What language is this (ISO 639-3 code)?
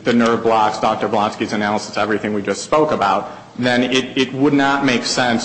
eng